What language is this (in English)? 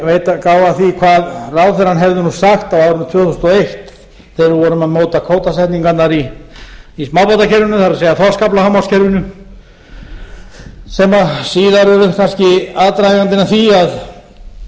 Icelandic